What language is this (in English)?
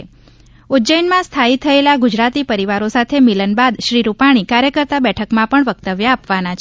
Gujarati